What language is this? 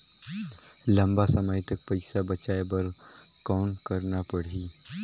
Chhattisgarhi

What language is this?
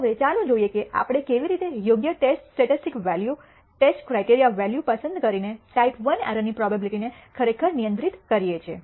Gujarati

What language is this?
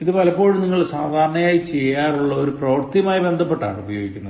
Malayalam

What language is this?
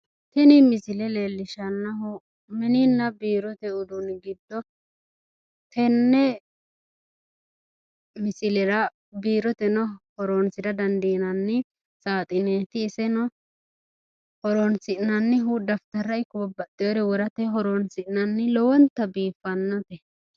Sidamo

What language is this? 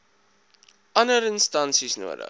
Afrikaans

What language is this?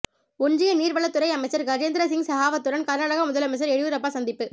Tamil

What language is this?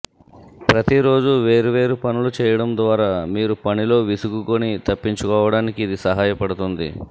Telugu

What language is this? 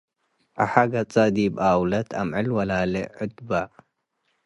Tigre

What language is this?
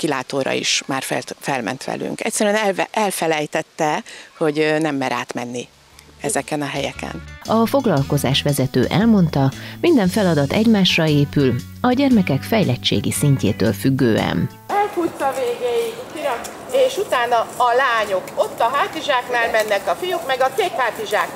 Hungarian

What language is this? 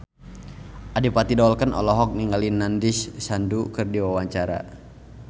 Sundanese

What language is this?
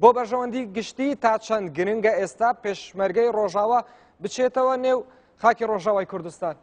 Arabic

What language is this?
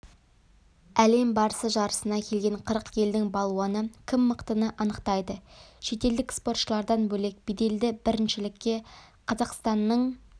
Kazakh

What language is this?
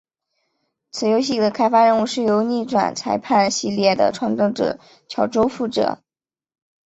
Chinese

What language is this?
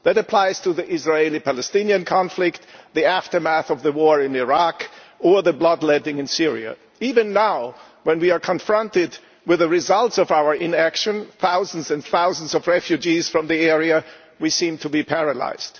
English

